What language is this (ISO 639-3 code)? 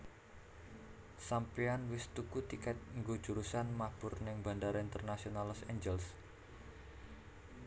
jav